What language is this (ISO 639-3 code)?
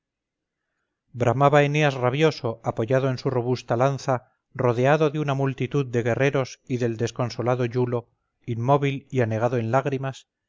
spa